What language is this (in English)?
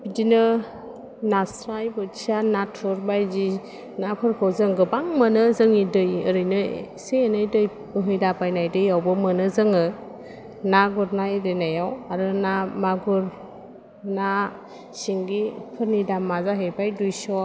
Bodo